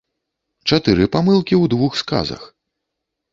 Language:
Belarusian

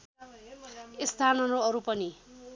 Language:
Nepali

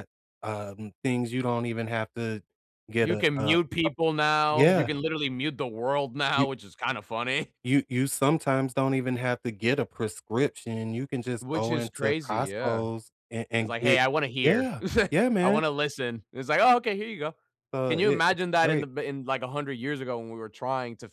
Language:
English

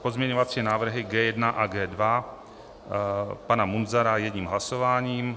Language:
Czech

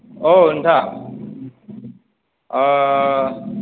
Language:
Bodo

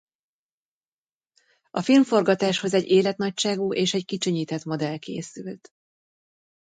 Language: Hungarian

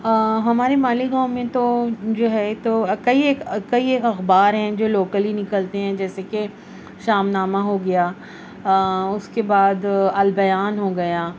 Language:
Urdu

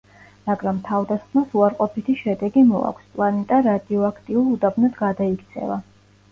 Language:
Georgian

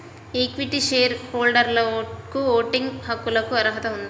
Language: Telugu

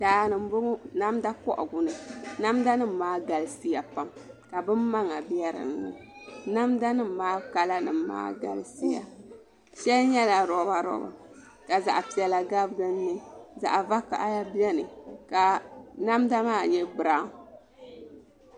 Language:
Dagbani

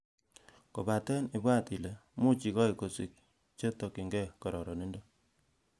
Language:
Kalenjin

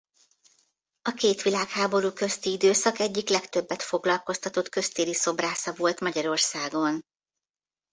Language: Hungarian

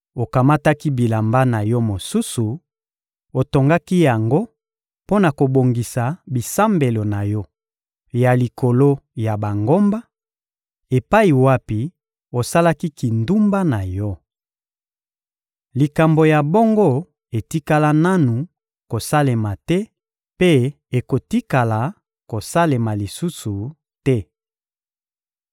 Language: Lingala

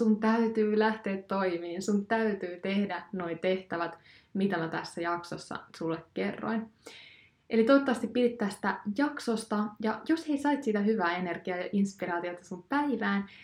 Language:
Finnish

